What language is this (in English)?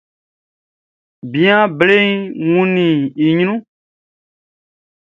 Baoulé